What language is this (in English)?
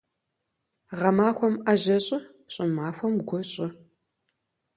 Kabardian